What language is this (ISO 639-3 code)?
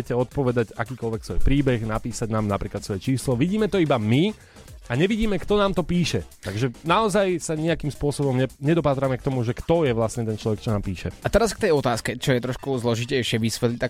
slk